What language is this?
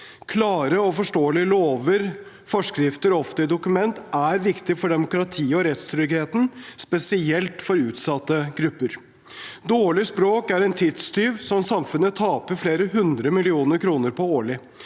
Norwegian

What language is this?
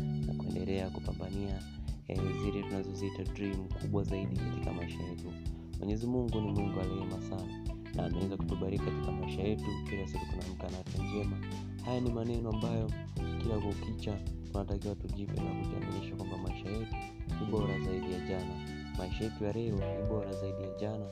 Swahili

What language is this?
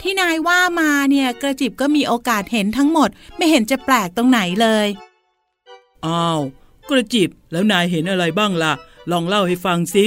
Thai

